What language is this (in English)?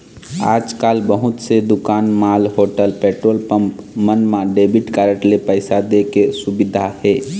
Chhattisgarhi